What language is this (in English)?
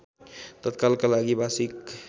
Nepali